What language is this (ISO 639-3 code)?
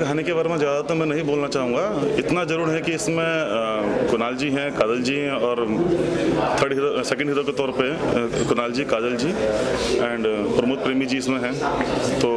hin